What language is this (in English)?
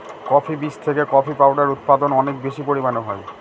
Bangla